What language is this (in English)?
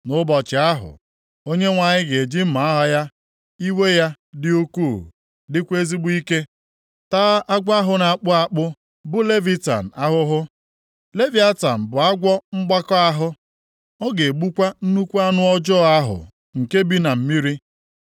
Igbo